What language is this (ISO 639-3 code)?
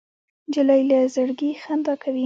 pus